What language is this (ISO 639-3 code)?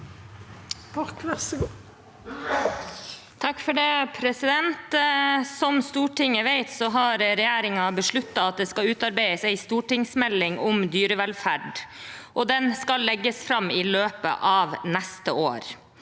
nor